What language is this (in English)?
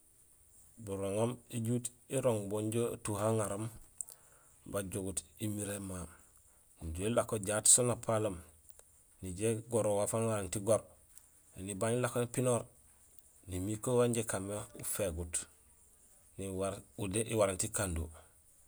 Gusilay